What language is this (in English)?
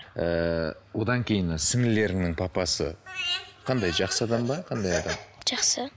Kazakh